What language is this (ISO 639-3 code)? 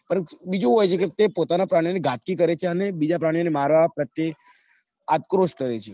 guj